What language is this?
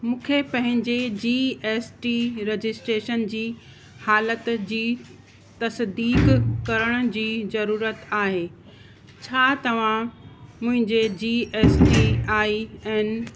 Sindhi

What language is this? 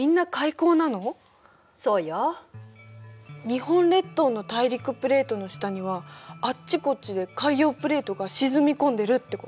Japanese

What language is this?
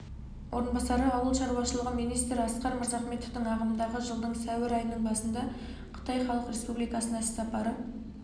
Kazakh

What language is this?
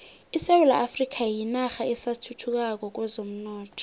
South Ndebele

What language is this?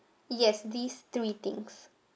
English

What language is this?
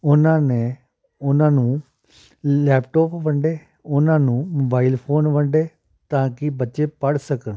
Punjabi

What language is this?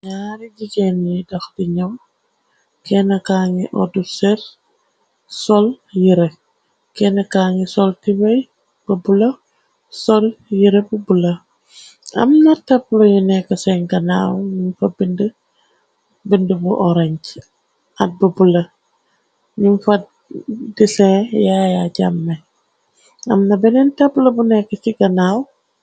Wolof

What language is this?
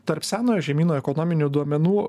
Lithuanian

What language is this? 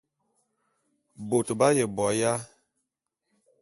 Bulu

